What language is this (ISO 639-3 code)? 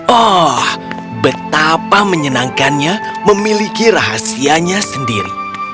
ind